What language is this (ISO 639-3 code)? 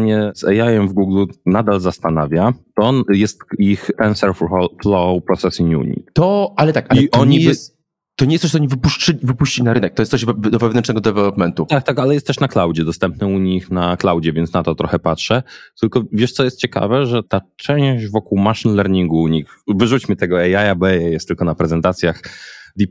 pol